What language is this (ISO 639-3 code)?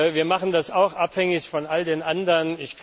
deu